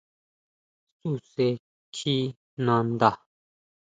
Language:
Huautla Mazatec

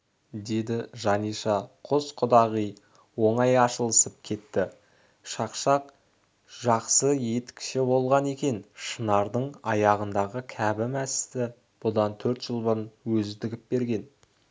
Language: Kazakh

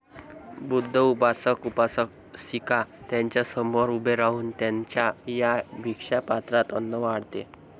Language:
Marathi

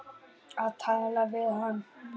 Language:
Icelandic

